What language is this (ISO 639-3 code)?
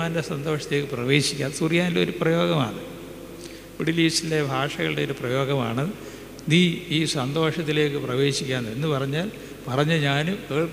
mal